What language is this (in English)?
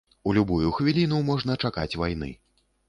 Belarusian